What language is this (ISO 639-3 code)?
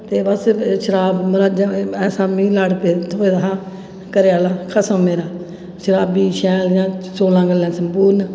doi